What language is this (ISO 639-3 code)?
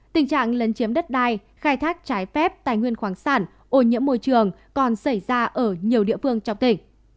vie